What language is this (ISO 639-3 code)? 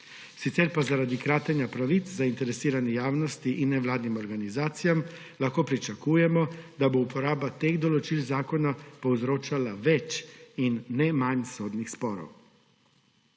slv